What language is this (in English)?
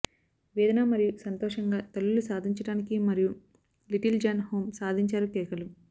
Telugu